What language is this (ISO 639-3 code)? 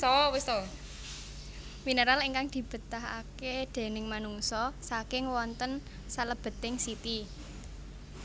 jav